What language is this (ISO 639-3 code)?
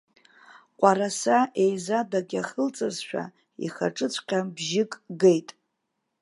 abk